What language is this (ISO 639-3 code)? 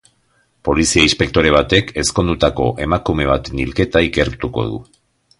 eus